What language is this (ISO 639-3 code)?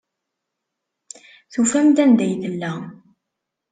kab